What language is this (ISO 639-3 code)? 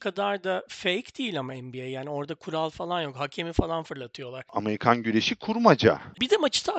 tur